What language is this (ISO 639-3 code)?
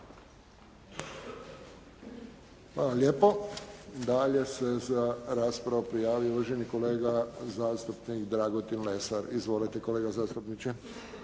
hrv